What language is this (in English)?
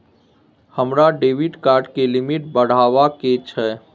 Maithili